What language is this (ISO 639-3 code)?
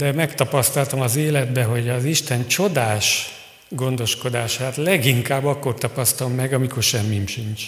hun